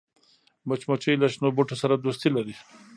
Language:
Pashto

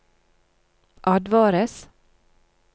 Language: Norwegian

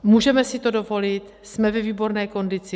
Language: Czech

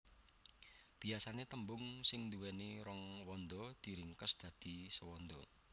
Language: Javanese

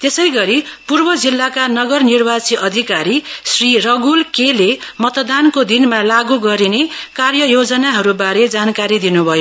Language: Nepali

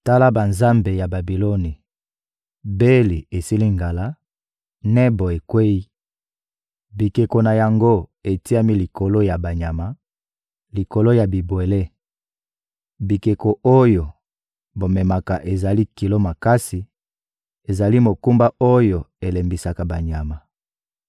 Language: Lingala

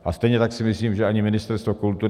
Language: Czech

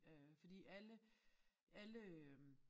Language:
Danish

